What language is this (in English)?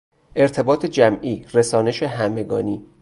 Persian